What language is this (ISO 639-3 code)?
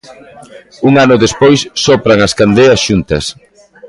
glg